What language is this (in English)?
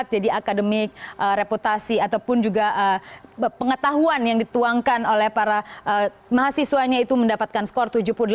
Indonesian